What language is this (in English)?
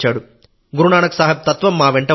Telugu